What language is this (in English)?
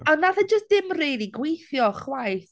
Welsh